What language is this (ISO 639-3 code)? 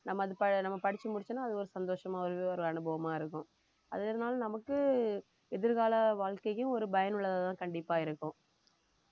tam